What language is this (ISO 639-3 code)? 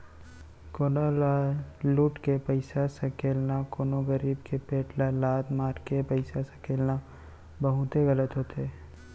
hne